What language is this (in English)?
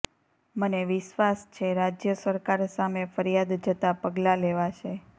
Gujarati